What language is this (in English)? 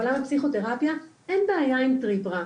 Hebrew